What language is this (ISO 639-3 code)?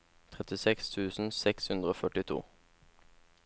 nor